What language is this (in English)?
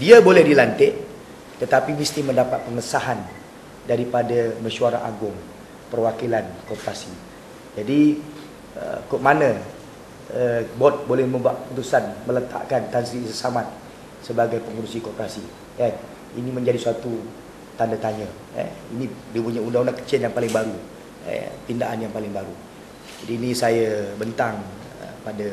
Malay